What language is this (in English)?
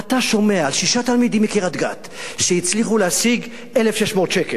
Hebrew